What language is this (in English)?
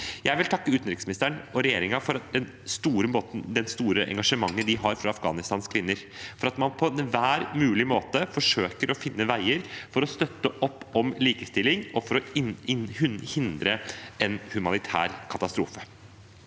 Norwegian